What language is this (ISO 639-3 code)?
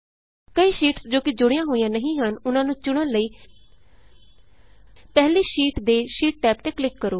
pan